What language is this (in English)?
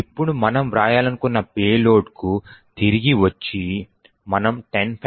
Telugu